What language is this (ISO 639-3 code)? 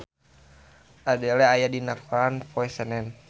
sun